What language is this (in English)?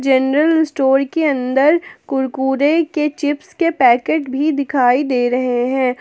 Hindi